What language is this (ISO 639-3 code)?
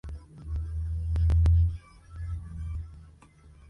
spa